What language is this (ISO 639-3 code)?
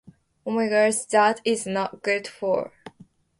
jpn